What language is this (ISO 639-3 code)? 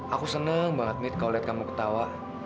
ind